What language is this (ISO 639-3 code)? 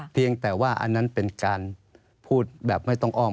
tha